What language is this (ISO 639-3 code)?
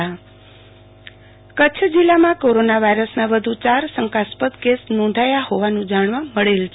guj